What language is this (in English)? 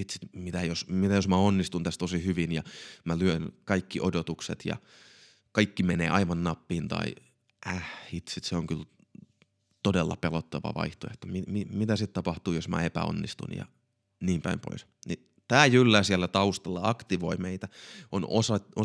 Finnish